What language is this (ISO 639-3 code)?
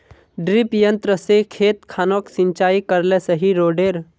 mag